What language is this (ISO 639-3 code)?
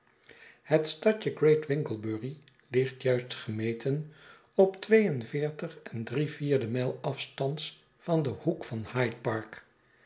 nld